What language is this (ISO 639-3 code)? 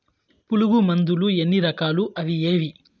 tel